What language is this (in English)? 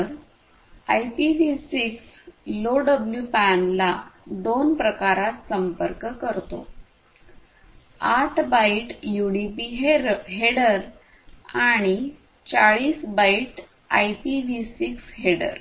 Marathi